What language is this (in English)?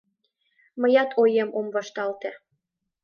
Mari